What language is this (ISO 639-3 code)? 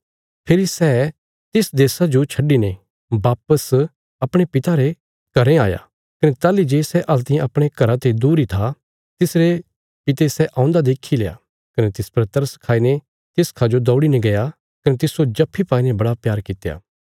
kfs